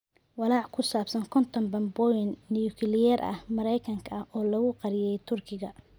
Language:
Somali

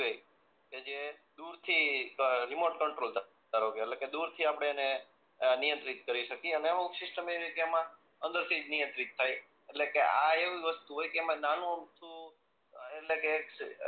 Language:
Gujarati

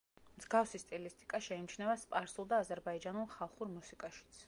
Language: Georgian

